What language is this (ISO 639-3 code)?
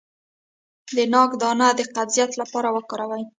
pus